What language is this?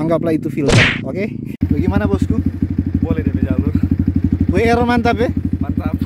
Indonesian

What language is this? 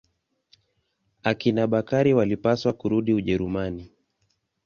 Swahili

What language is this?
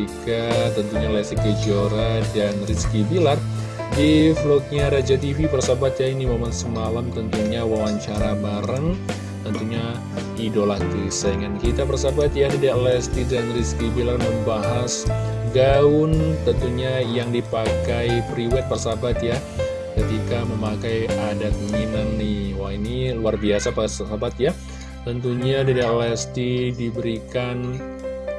Indonesian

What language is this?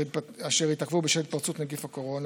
Hebrew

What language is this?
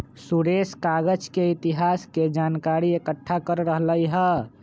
Magahi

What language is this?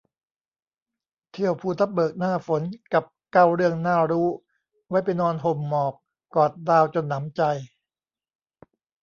Thai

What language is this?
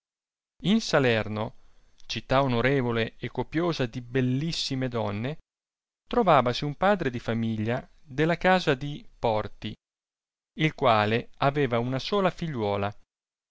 Italian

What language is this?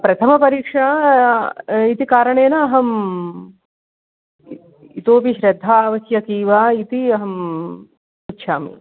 Sanskrit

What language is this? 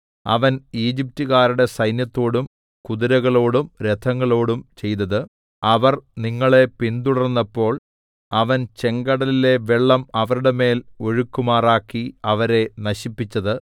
Malayalam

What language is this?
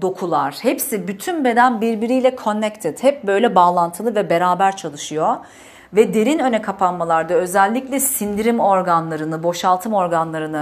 Turkish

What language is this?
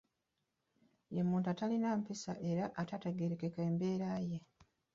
Ganda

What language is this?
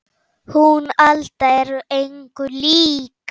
Icelandic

